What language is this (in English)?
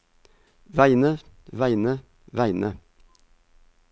Norwegian